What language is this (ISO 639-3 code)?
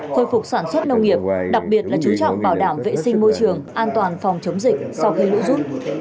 vie